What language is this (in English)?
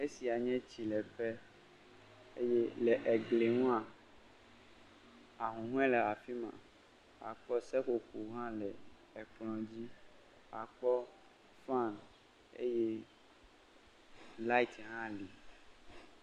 Ewe